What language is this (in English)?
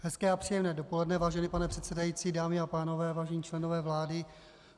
Czech